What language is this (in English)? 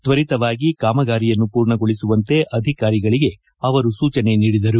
Kannada